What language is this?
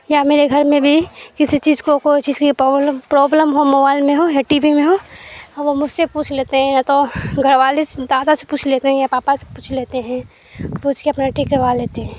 Urdu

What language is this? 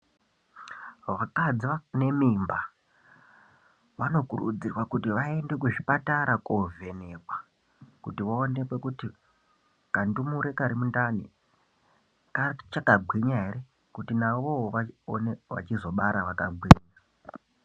Ndau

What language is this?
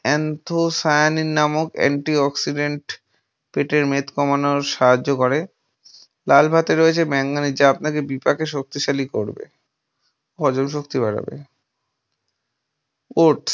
Bangla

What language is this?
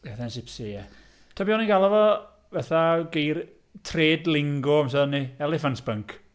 Welsh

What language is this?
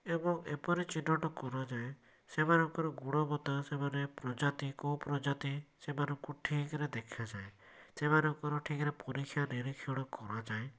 Odia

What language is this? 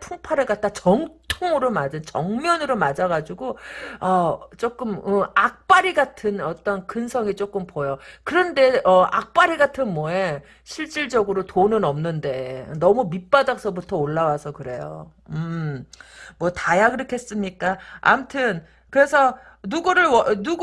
Korean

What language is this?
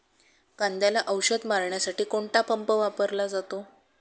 Marathi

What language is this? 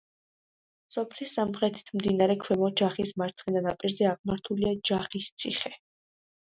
Georgian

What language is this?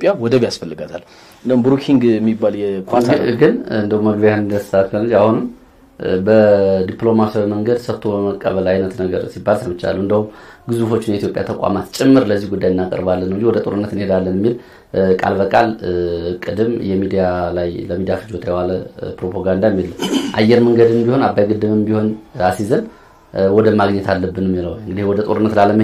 Arabic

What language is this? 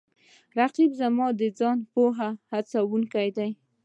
Pashto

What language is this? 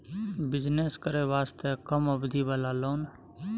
Maithili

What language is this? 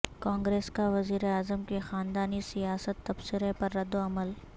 Urdu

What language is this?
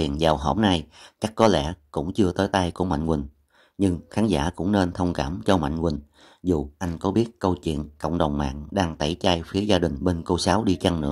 Vietnamese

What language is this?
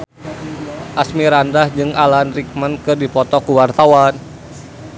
Sundanese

